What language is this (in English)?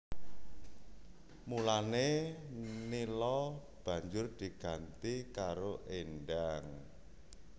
Javanese